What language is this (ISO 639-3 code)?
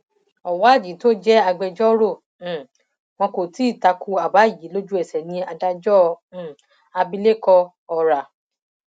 yor